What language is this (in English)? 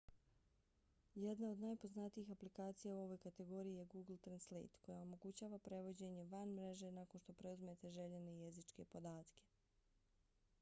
Bosnian